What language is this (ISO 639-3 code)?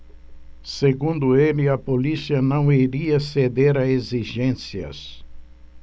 por